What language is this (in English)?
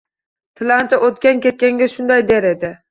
Uzbek